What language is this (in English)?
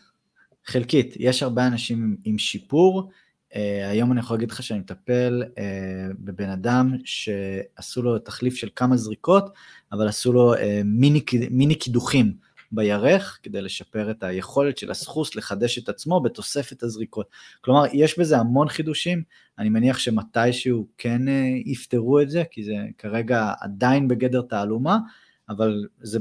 Hebrew